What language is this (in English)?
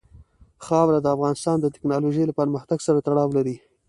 Pashto